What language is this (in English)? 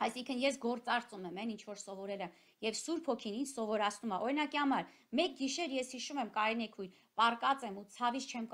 Romanian